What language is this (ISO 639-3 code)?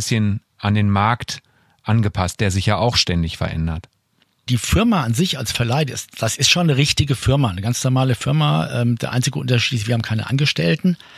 deu